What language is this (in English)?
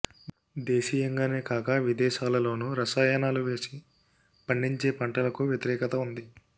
Telugu